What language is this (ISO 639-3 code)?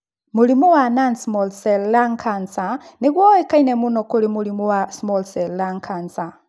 kik